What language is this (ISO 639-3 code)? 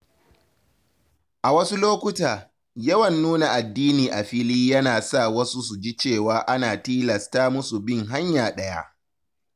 hau